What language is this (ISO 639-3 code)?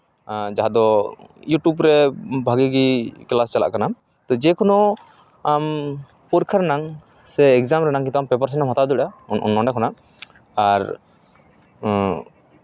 sat